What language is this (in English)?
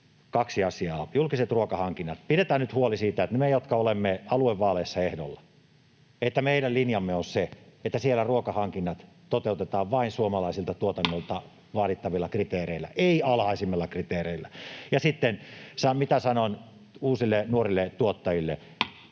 Finnish